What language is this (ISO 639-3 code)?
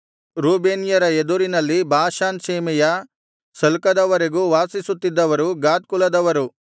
kan